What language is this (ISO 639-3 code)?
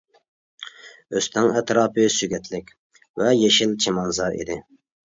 uig